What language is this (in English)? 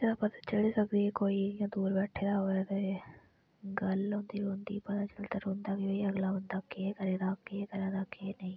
Dogri